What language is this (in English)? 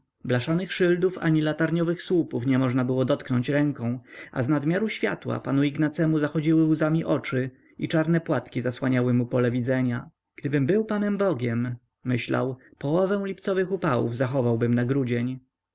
Polish